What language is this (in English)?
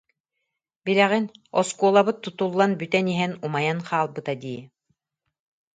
Yakut